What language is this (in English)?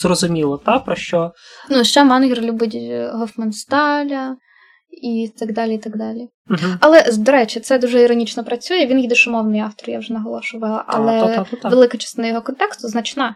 Ukrainian